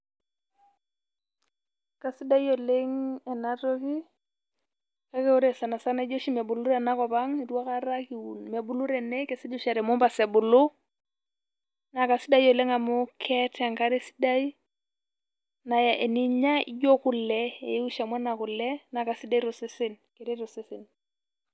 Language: Masai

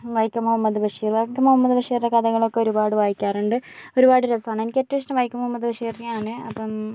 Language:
Malayalam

